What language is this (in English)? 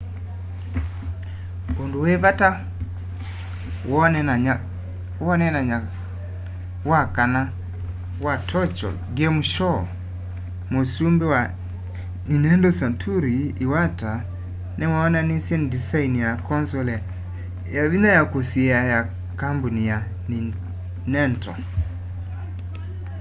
Kamba